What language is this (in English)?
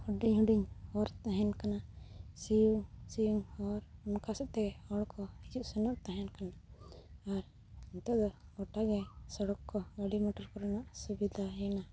Santali